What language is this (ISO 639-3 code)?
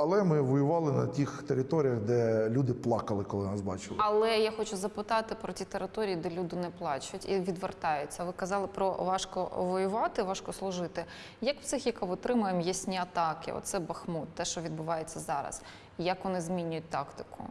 ukr